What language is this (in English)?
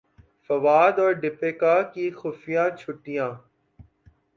Urdu